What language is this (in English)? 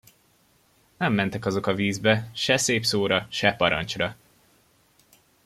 Hungarian